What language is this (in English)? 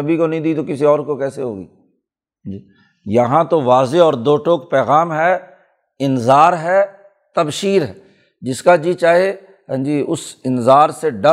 Urdu